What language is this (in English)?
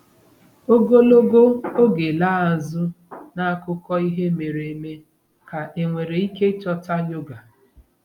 Igbo